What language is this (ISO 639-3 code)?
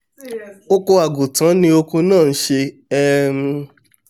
yor